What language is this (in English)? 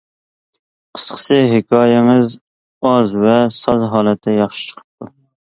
Uyghur